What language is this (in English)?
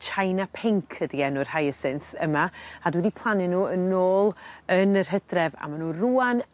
Welsh